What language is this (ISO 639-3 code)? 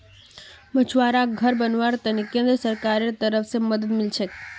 mag